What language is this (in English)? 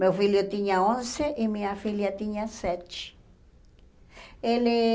Portuguese